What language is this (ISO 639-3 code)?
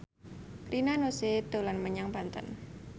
jav